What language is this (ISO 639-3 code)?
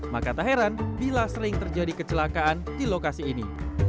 ind